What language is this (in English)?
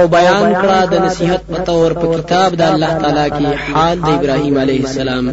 Arabic